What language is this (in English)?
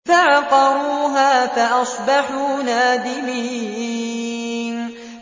Arabic